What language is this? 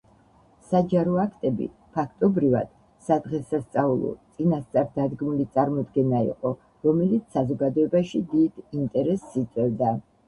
Georgian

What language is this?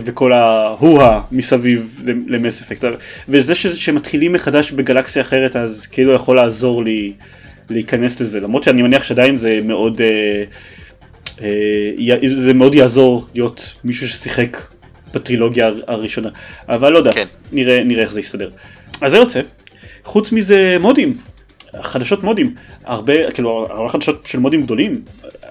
Hebrew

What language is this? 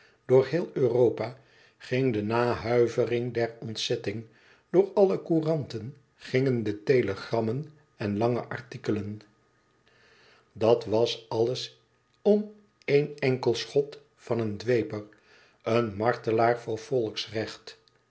Dutch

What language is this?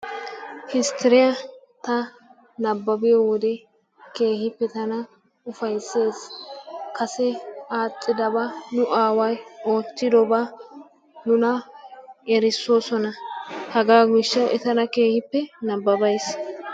Wolaytta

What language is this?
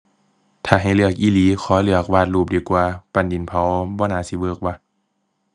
Thai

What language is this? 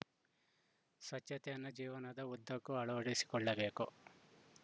Kannada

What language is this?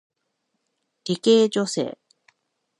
Japanese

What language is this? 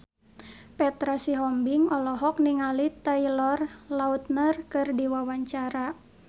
Sundanese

